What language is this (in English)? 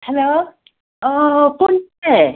Manipuri